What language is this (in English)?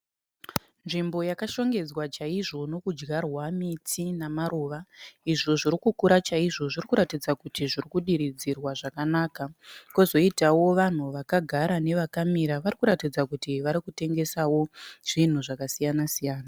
Shona